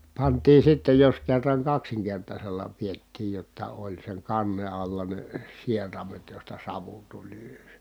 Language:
Finnish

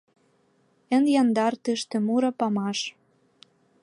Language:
Mari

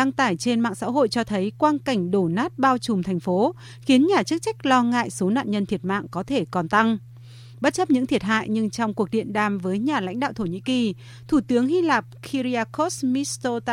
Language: Vietnamese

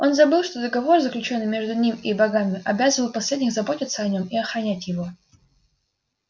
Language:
Russian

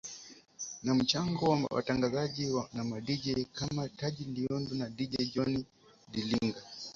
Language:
Swahili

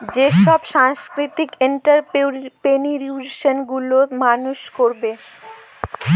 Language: Bangla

